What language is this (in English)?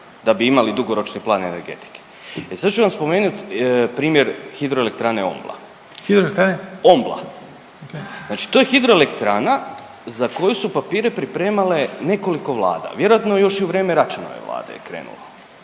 Croatian